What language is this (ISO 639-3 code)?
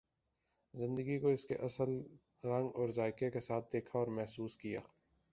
urd